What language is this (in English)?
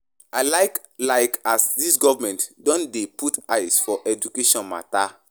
Nigerian Pidgin